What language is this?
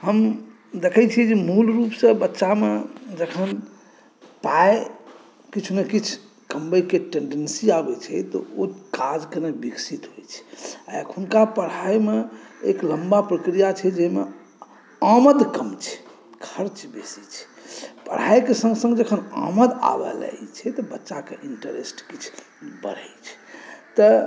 Maithili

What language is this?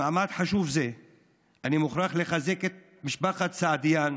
Hebrew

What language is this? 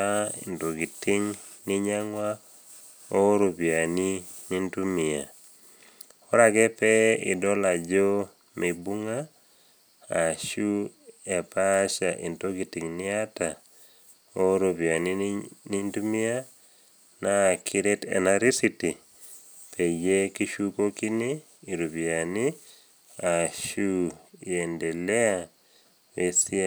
Masai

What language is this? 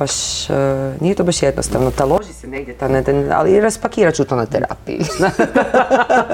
Croatian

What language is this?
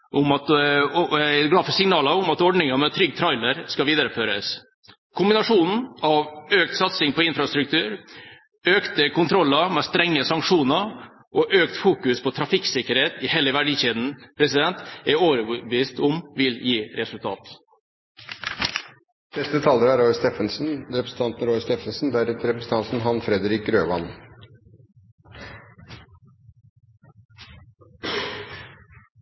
Norwegian Bokmål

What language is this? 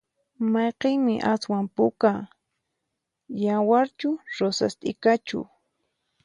Puno Quechua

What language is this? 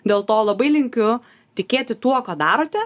Lithuanian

